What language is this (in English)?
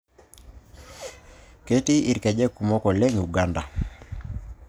Masai